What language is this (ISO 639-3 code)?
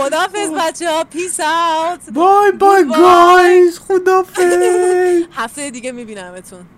fas